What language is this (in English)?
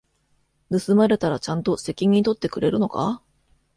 Japanese